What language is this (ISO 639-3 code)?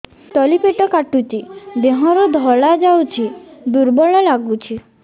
ori